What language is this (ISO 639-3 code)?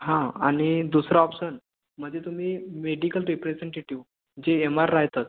mar